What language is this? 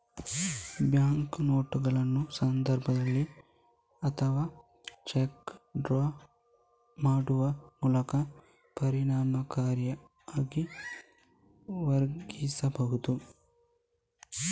Kannada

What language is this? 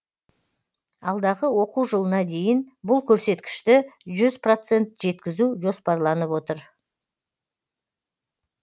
Kazakh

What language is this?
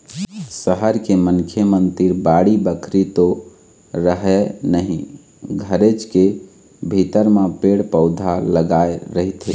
Chhattisgarhi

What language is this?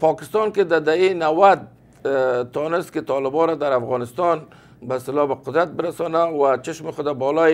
Persian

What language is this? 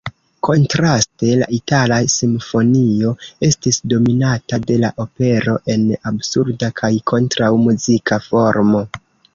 Esperanto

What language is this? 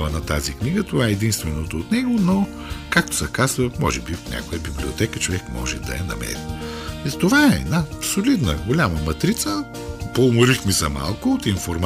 Bulgarian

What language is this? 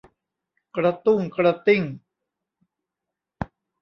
Thai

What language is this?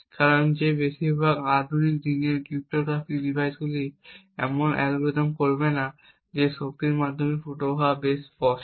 Bangla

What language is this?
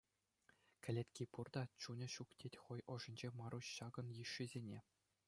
Chuvash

